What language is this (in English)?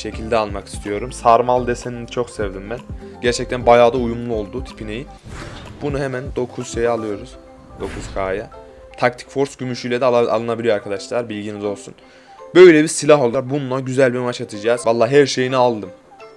Turkish